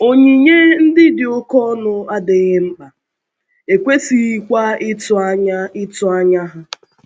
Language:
Igbo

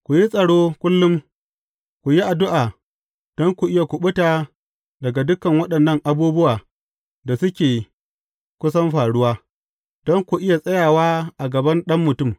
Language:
Hausa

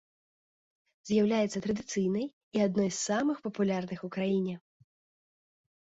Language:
Belarusian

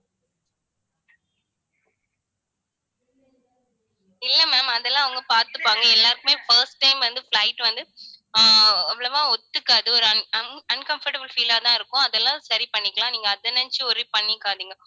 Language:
Tamil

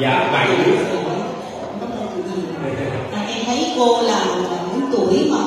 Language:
Vietnamese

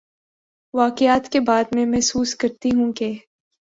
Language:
Urdu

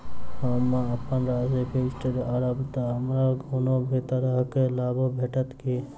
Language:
Maithili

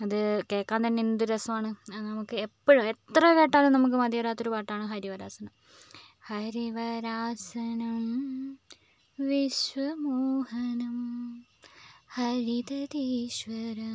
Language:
Malayalam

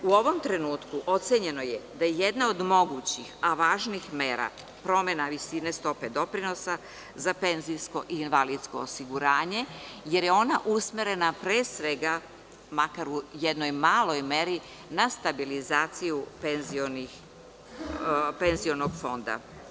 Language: Serbian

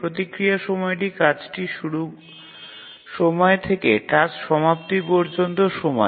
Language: Bangla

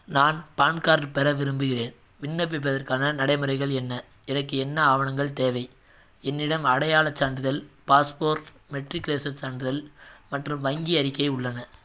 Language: Tamil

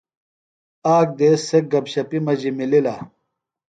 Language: Phalura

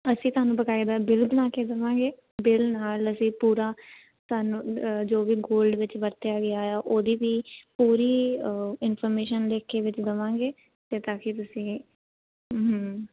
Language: Punjabi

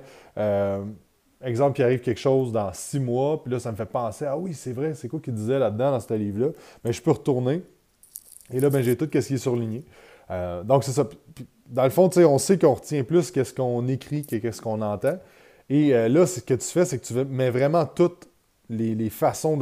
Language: French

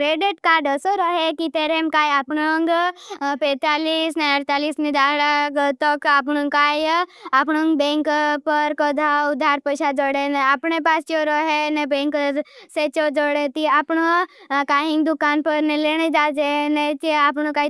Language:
Bhili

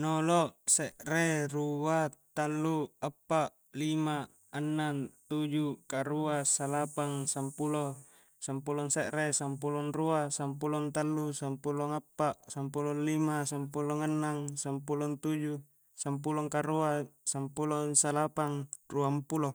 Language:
Coastal Konjo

